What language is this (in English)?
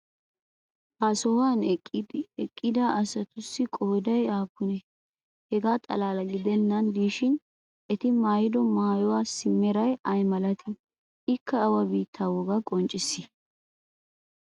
Wolaytta